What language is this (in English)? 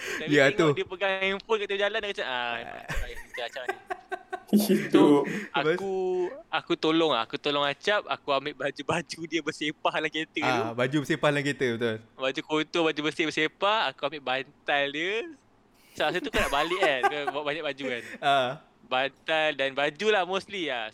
Malay